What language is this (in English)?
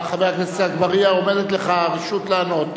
Hebrew